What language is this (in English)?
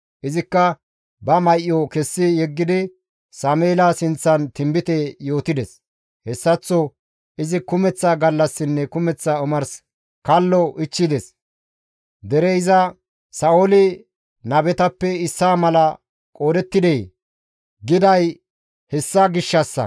Gamo